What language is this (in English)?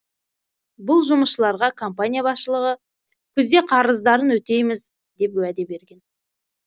Kazakh